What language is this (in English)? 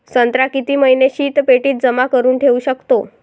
Marathi